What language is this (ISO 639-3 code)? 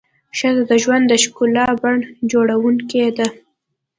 pus